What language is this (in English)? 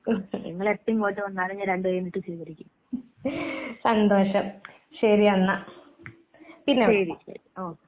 Malayalam